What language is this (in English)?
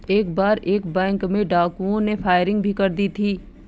Hindi